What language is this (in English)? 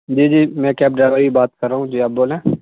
Urdu